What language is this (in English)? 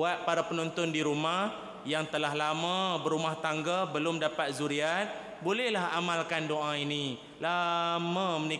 Malay